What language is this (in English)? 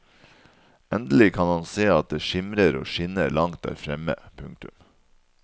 Norwegian